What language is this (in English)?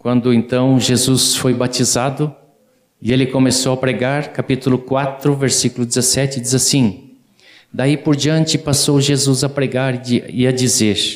Portuguese